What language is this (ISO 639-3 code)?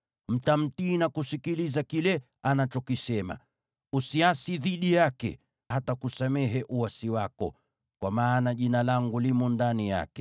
swa